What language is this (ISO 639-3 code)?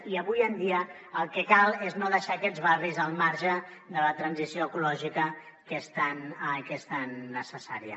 cat